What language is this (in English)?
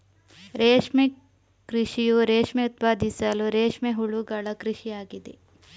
Kannada